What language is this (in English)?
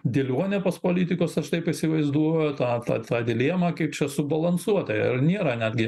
Lithuanian